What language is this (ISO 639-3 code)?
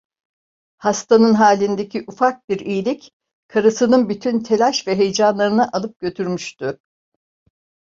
tur